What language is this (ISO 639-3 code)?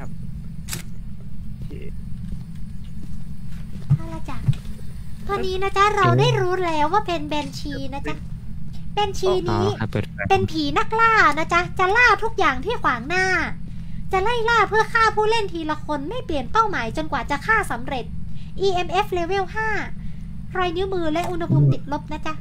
tha